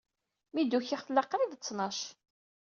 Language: Kabyle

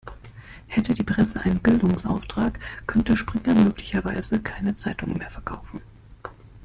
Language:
German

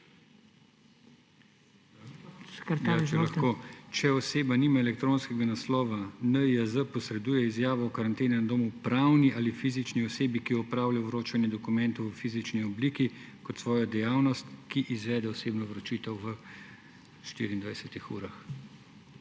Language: Slovenian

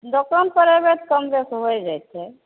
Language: Maithili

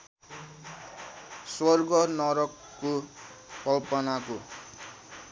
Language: Nepali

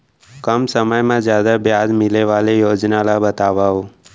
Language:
Chhattisgarhi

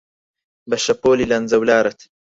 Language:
Central Kurdish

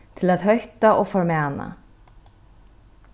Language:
Faroese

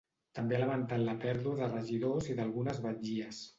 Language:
Catalan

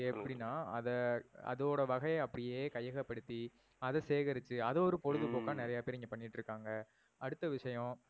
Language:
Tamil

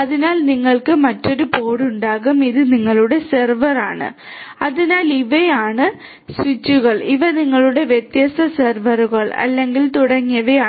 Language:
Malayalam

